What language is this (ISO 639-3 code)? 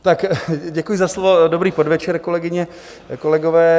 ces